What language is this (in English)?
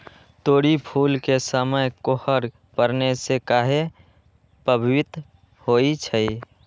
Magahi